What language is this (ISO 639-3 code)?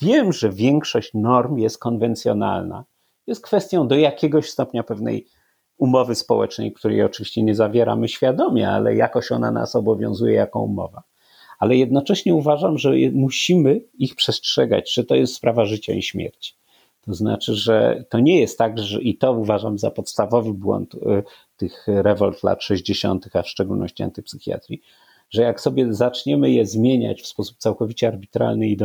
pol